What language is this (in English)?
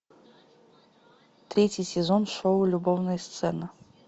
Russian